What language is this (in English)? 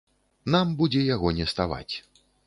Belarusian